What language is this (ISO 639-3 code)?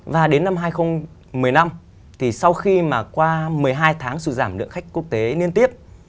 vie